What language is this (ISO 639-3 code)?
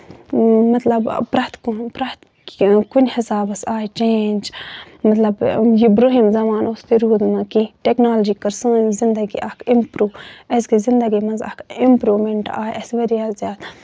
kas